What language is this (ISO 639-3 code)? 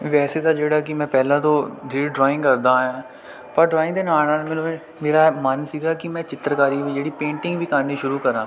pan